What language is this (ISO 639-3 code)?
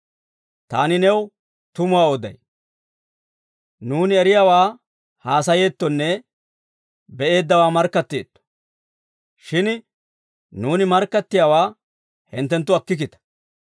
dwr